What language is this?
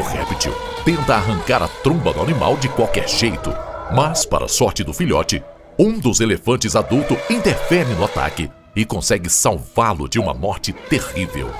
Portuguese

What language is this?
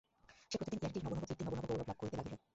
Bangla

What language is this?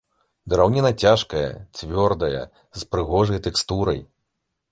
Belarusian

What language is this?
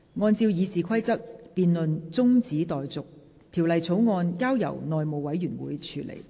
Cantonese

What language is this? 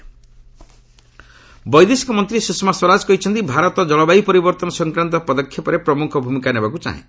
Odia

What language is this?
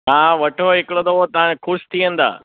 Sindhi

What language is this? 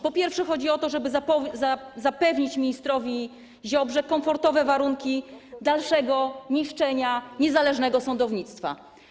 Polish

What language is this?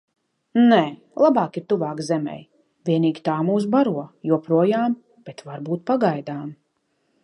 Latvian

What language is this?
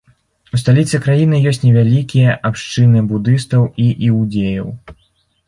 Belarusian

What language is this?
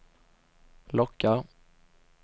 Swedish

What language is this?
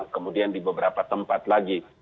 Indonesian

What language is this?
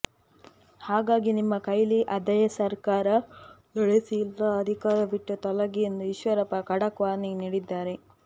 Kannada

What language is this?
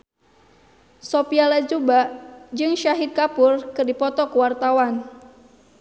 Sundanese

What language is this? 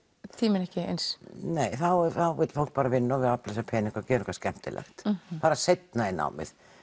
Icelandic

